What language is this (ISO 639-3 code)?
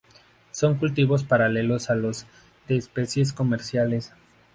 spa